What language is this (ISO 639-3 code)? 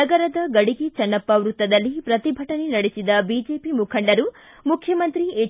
kan